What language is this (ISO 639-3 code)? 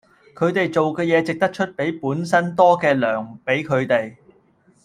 yue